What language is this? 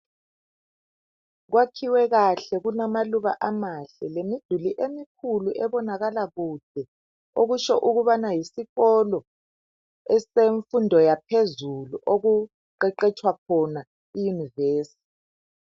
North Ndebele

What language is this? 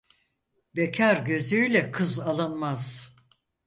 Turkish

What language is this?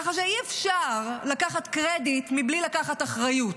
Hebrew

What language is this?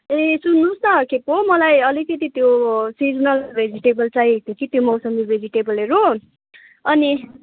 Nepali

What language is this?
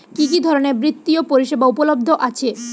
Bangla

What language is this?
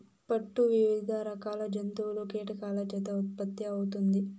Telugu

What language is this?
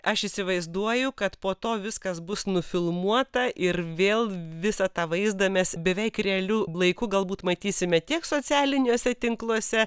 Lithuanian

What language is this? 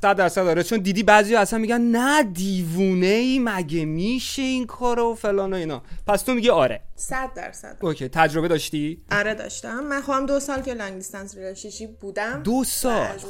Persian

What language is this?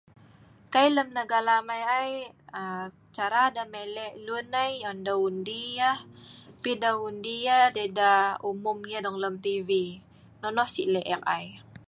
Sa'ban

